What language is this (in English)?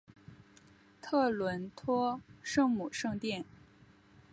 Chinese